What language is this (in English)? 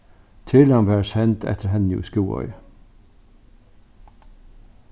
Faroese